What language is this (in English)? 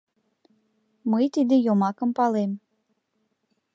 Mari